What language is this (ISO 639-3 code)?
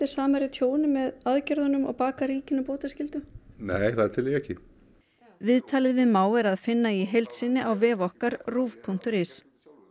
isl